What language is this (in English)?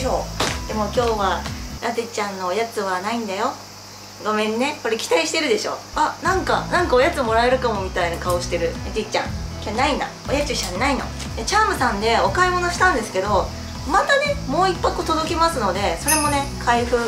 Japanese